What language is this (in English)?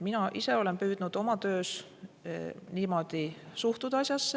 Estonian